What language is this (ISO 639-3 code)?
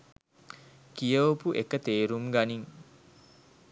sin